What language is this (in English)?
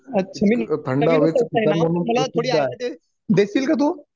Marathi